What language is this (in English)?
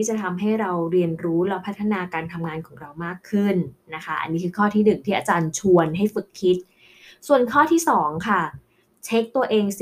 Thai